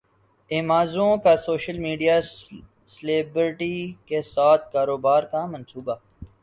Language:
Urdu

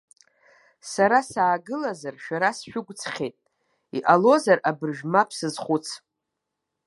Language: Abkhazian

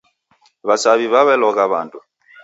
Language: Taita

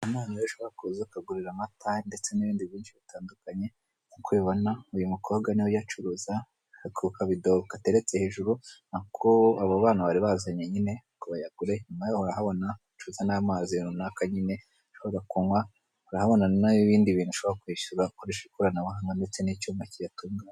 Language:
Kinyarwanda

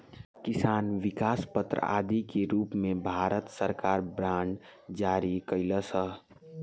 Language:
Bhojpuri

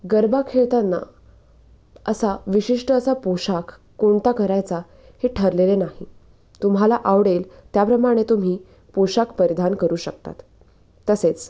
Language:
Marathi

